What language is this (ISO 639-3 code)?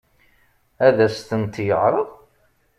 kab